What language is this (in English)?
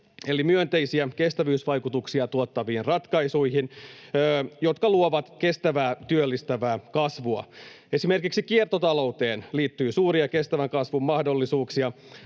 Finnish